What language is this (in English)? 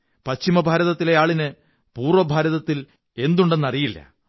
Malayalam